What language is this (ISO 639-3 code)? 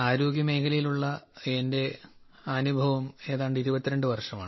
mal